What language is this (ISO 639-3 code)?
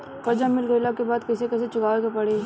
bho